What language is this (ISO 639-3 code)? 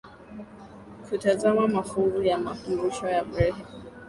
swa